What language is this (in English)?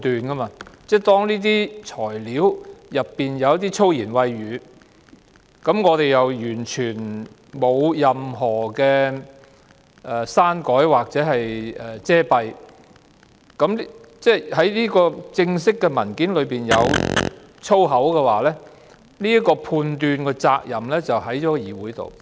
Cantonese